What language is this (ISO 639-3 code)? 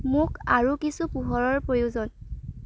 asm